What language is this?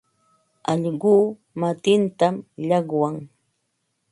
Ambo-Pasco Quechua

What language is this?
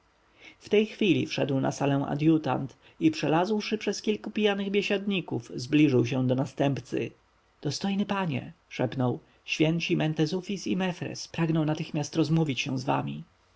Polish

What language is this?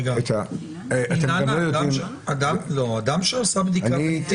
Hebrew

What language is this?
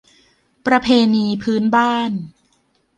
Thai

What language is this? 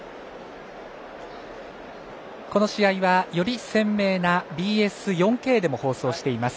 Japanese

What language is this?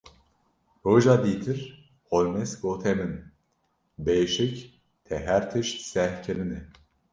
Kurdish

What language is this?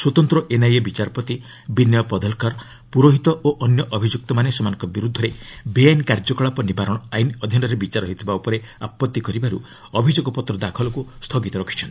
Odia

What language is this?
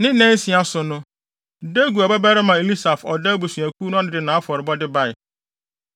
Akan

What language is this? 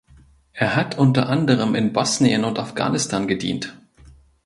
German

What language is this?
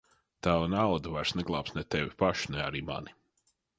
Latvian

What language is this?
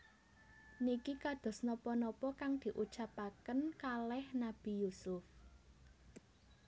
Javanese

